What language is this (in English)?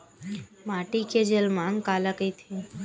Chhattisgarhi